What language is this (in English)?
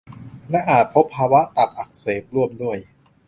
Thai